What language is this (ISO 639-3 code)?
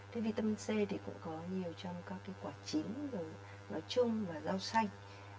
vie